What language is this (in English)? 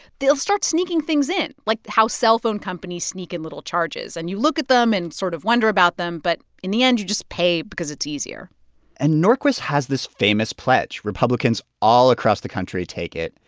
English